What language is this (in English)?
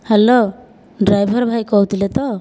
Odia